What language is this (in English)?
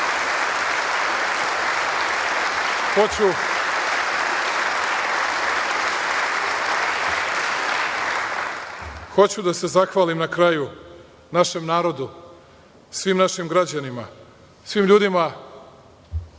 Serbian